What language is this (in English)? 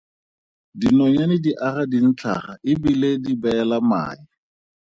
Tswana